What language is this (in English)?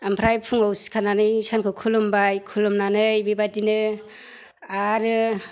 Bodo